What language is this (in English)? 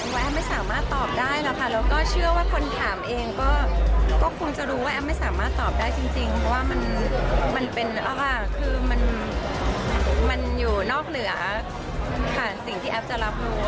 Thai